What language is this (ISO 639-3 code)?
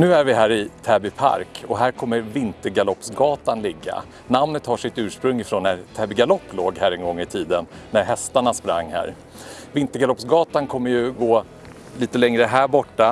swe